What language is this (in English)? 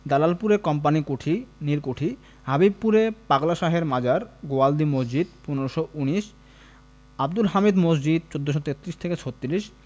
Bangla